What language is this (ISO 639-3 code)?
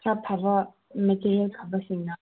mni